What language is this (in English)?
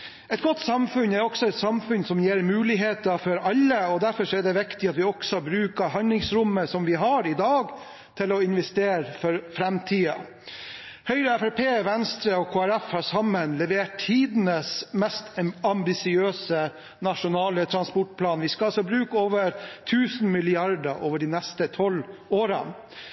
Norwegian Bokmål